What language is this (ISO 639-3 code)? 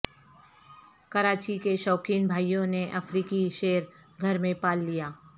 urd